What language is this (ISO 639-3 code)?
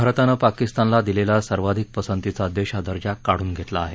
mar